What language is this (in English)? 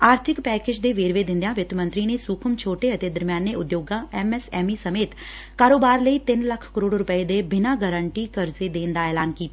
Punjabi